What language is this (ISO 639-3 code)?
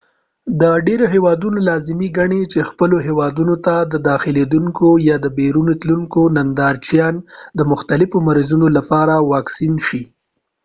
pus